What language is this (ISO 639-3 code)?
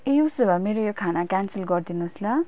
nep